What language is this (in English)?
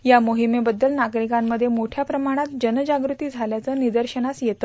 Marathi